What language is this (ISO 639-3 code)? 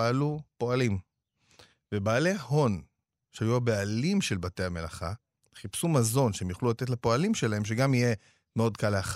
heb